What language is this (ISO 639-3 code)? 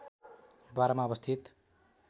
nep